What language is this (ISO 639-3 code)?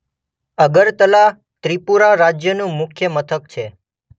guj